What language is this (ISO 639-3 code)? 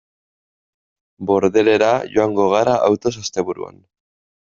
eus